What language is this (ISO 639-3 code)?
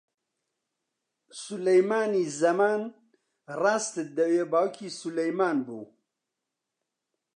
ckb